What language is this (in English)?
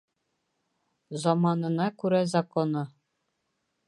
Bashkir